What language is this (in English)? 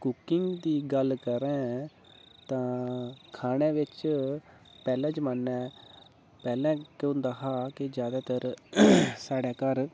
Dogri